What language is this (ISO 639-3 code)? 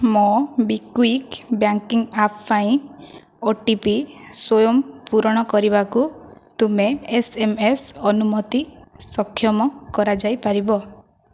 ori